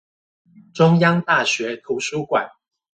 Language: Chinese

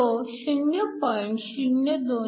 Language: Marathi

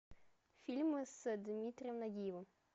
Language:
Russian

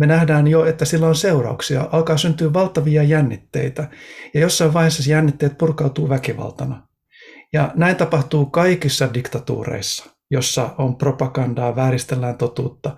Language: Finnish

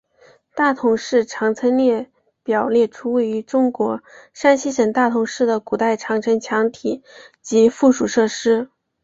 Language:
Chinese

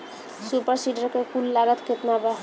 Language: Bhojpuri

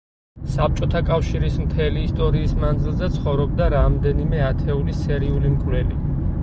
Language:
Georgian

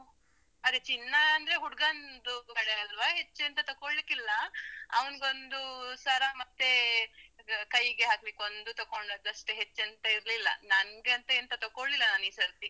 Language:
Kannada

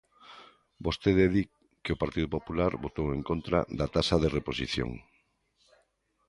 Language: Galician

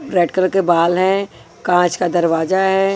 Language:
Hindi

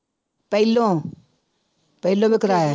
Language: Punjabi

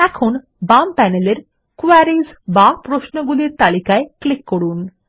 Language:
Bangla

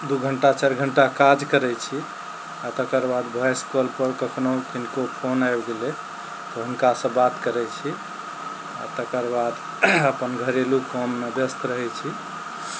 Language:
Maithili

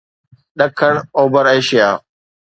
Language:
Sindhi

